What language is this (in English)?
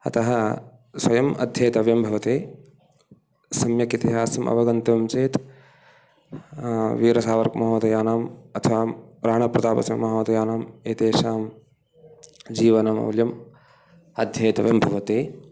Sanskrit